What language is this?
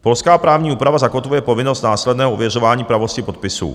Czech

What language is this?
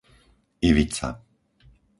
Slovak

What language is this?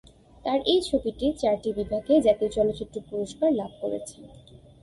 Bangla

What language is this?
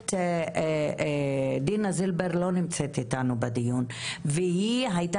Hebrew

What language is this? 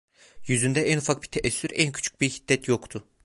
Turkish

